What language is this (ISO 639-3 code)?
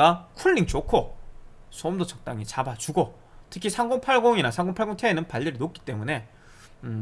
kor